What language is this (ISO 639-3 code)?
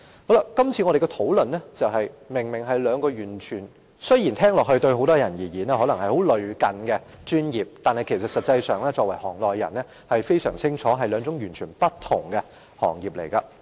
yue